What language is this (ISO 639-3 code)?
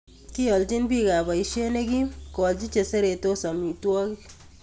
kln